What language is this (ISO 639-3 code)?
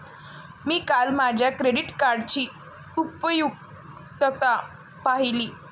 mar